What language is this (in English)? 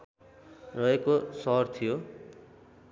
Nepali